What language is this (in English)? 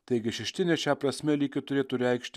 Lithuanian